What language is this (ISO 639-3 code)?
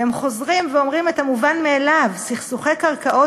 heb